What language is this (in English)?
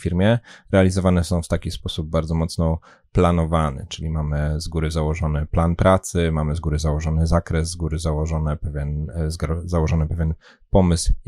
Polish